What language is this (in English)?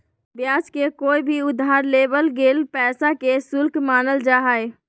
Magahi